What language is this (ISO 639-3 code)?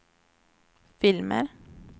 swe